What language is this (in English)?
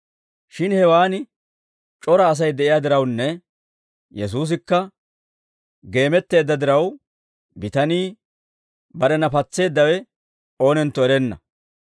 Dawro